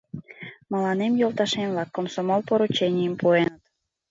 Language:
Mari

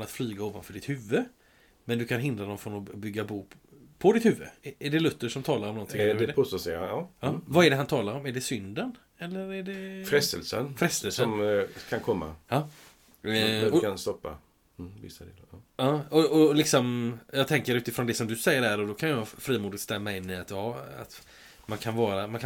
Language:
Swedish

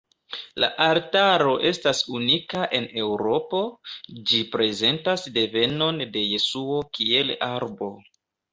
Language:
Esperanto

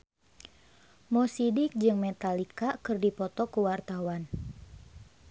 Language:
Sundanese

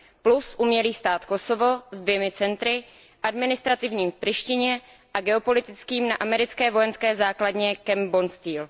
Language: Czech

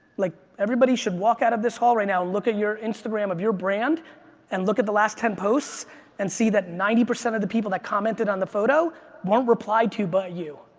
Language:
English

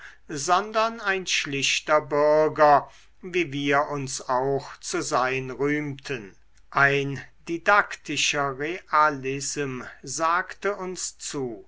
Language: German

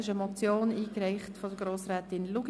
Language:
Swiss German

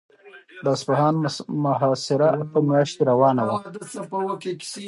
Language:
Pashto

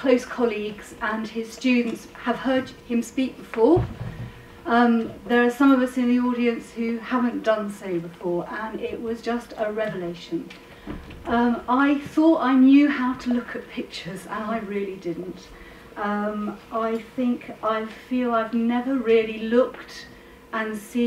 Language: English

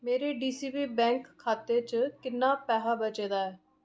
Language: Dogri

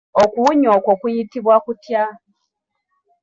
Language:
Ganda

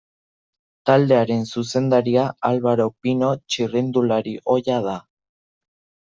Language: Basque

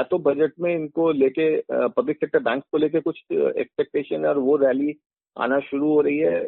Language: Hindi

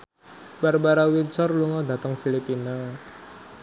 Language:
Javanese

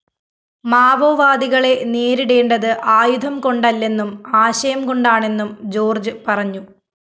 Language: Malayalam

